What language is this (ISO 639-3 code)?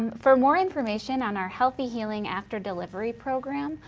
eng